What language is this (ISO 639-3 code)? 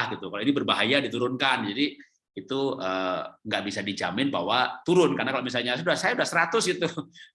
ind